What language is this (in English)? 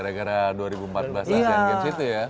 Indonesian